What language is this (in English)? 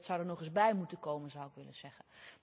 Dutch